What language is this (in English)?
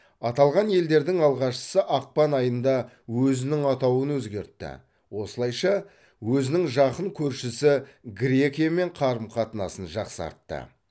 Kazakh